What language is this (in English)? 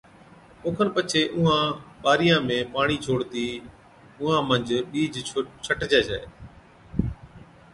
Od